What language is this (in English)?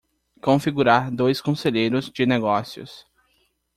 Portuguese